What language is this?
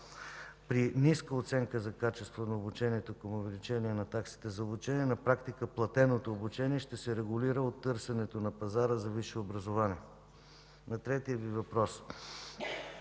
Bulgarian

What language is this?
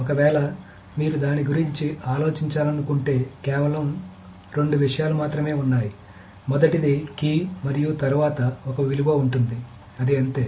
Telugu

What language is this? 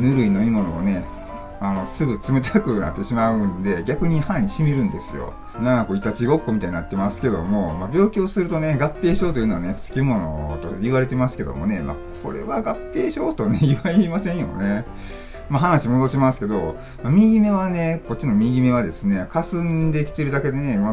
Japanese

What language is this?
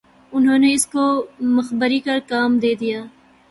Urdu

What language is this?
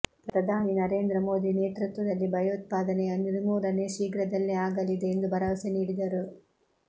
Kannada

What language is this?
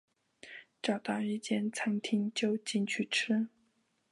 Chinese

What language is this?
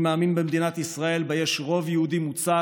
Hebrew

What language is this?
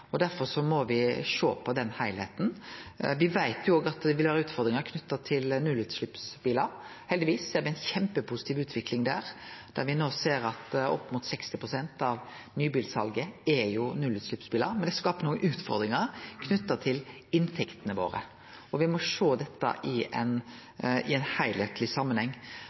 Norwegian Nynorsk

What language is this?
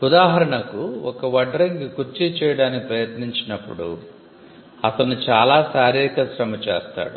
Telugu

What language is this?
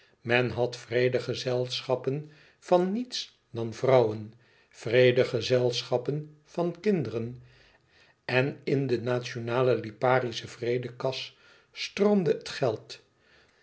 Dutch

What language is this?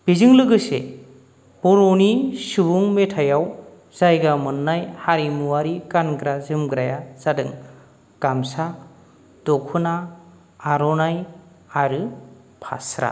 Bodo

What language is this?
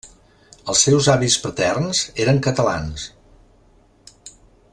Catalan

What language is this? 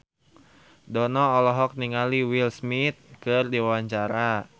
Sundanese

